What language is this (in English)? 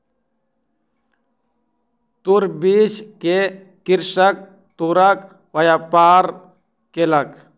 Maithili